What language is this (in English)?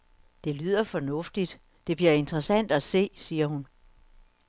Danish